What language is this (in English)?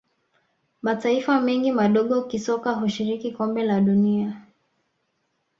Swahili